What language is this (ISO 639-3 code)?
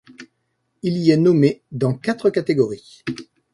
fra